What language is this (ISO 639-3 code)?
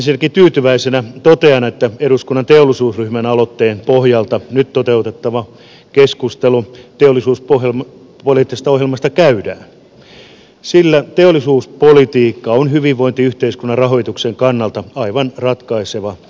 fin